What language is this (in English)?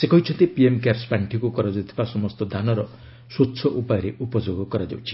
Odia